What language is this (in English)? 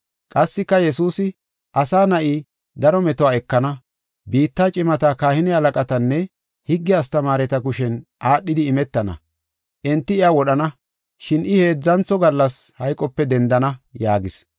Gofa